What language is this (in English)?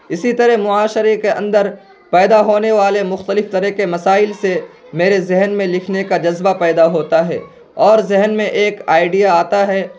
Urdu